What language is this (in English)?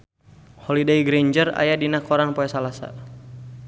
Sundanese